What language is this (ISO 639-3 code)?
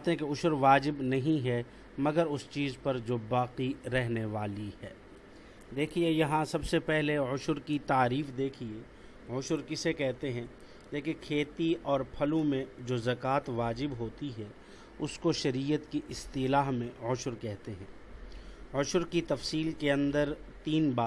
urd